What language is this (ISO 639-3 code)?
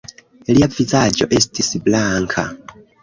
epo